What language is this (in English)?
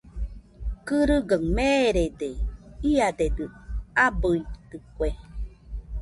Nüpode Huitoto